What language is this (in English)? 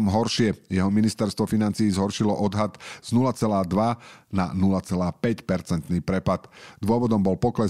Slovak